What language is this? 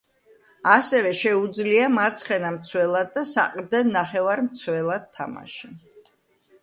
Georgian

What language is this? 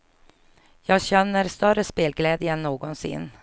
Swedish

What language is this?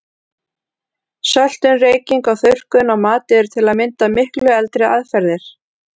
Icelandic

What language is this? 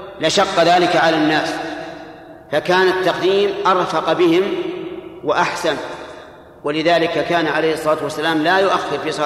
Arabic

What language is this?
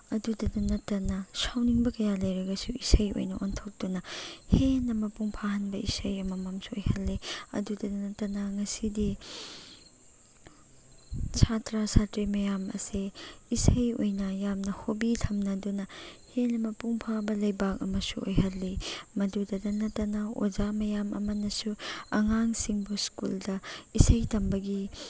Manipuri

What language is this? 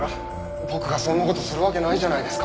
Japanese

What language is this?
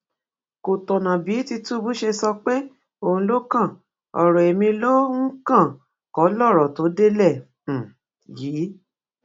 Yoruba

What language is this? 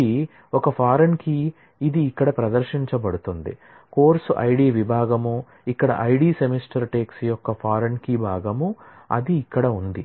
Telugu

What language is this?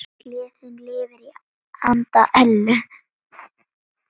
Icelandic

